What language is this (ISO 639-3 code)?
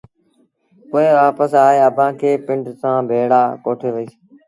sbn